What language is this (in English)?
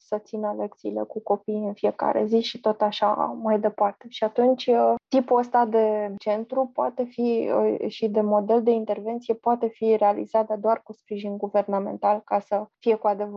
Romanian